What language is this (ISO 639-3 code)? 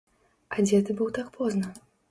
bel